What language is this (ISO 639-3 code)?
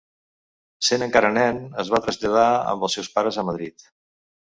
cat